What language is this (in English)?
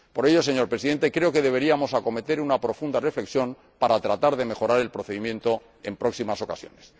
Spanish